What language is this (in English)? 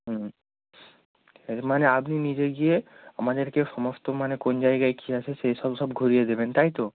Bangla